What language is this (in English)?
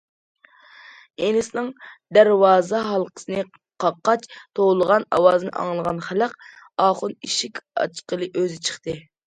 Uyghur